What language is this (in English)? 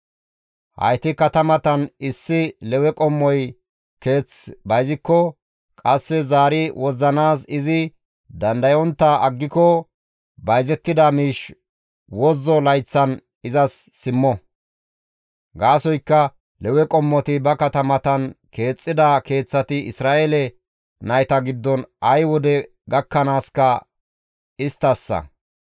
Gamo